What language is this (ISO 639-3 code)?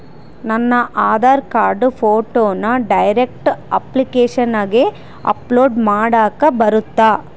kan